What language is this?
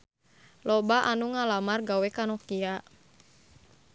Sundanese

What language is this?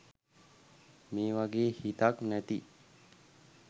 Sinhala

